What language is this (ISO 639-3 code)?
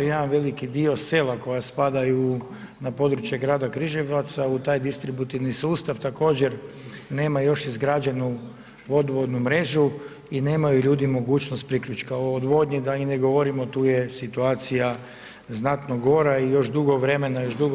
hrv